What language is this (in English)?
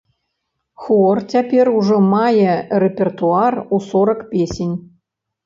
Belarusian